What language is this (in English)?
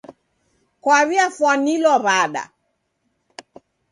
Taita